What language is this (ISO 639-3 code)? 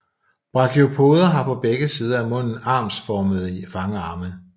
dan